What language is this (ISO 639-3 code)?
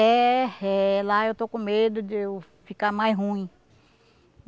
por